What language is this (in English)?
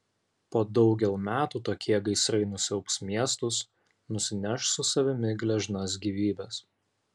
Lithuanian